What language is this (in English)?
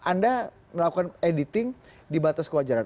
Indonesian